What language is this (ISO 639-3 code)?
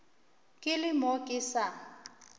nso